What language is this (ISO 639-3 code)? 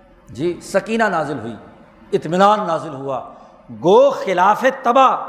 urd